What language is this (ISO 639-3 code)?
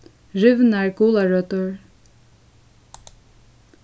fao